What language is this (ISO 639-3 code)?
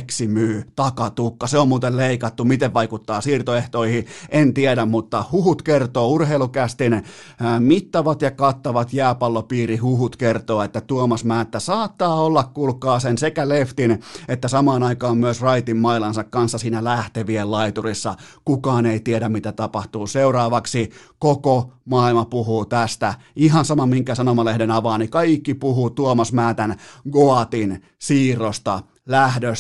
fin